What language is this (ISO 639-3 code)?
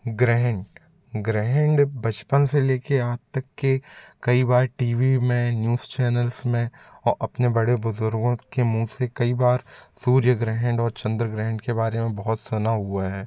hin